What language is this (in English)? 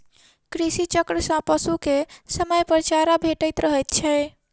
Maithili